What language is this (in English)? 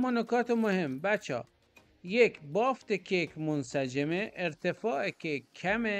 Persian